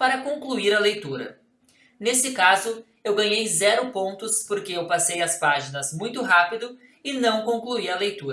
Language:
Portuguese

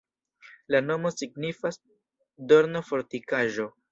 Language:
Esperanto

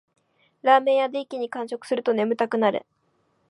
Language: Japanese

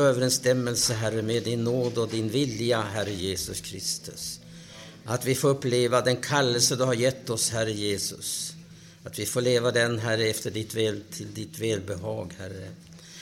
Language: Swedish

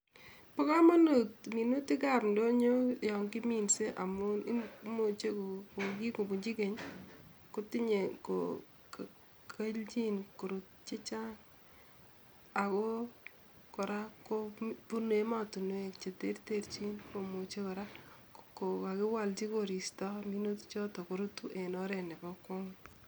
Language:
Kalenjin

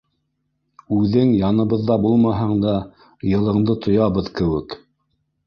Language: Bashkir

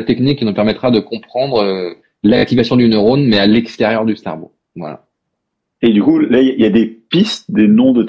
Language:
French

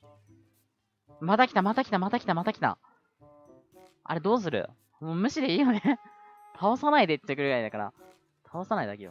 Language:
Japanese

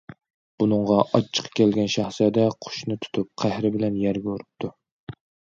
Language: Uyghur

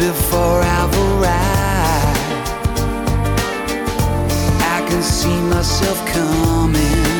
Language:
Spanish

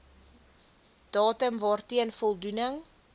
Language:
Afrikaans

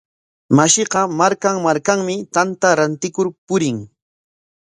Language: Corongo Ancash Quechua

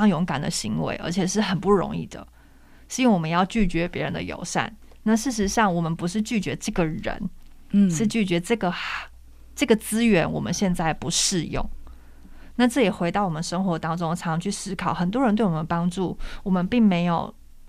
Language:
Chinese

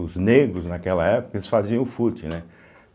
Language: Portuguese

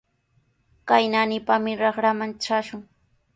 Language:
Sihuas Ancash Quechua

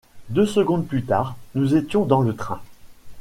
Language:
French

